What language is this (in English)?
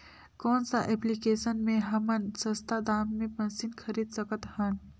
Chhattisgarhi